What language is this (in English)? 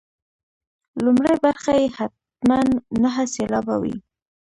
Pashto